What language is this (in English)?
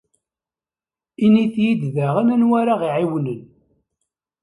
Kabyle